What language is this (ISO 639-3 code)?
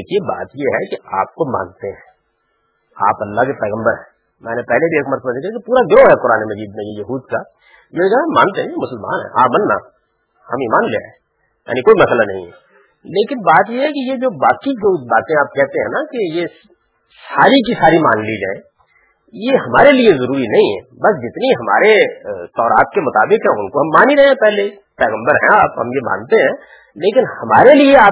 urd